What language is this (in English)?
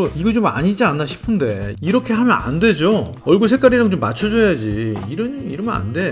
Korean